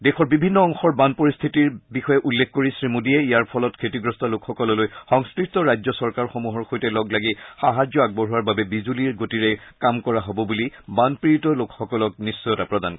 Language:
Assamese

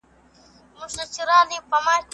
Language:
Pashto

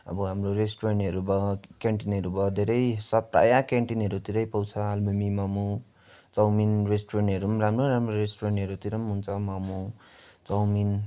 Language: Nepali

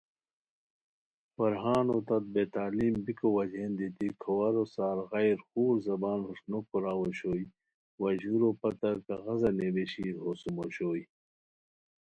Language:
Khowar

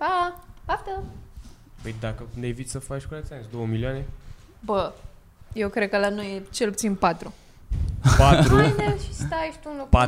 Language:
Romanian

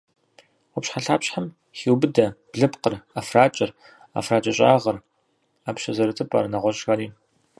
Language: Kabardian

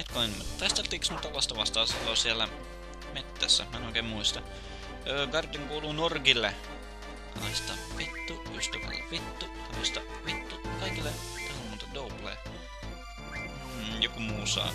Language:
Finnish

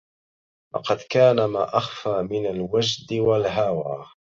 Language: Arabic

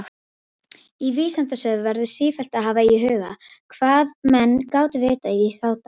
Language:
Icelandic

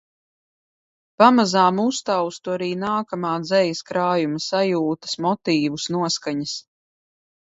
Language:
Latvian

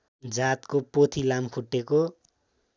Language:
Nepali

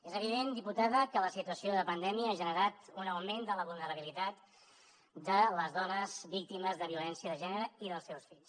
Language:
Catalan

